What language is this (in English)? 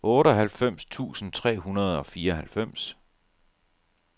Danish